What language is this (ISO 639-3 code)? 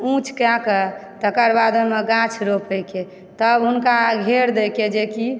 mai